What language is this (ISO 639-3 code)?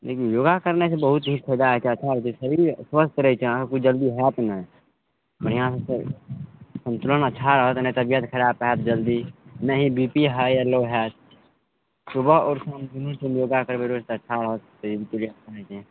mai